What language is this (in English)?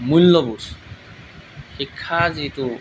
Assamese